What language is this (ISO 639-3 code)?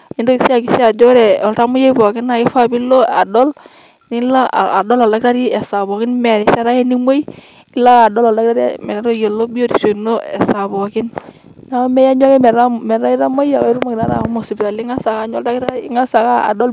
mas